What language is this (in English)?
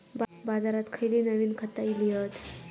Marathi